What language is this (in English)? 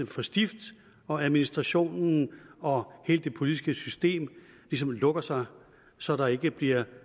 Danish